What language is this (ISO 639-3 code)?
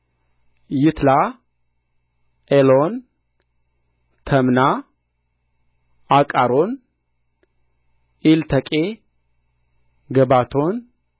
amh